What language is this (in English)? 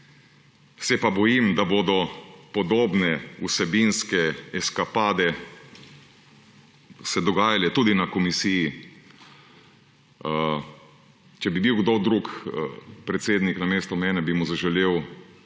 Slovenian